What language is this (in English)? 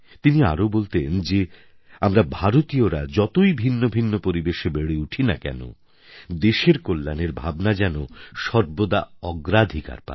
Bangla